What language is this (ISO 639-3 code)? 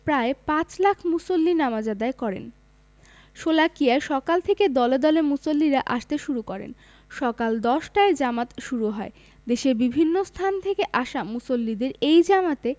ben